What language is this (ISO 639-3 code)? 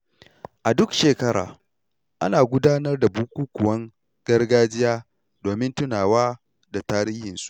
hau